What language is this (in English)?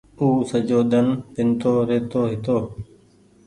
Goaria